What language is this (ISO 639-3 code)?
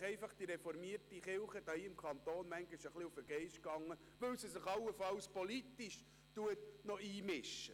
gsw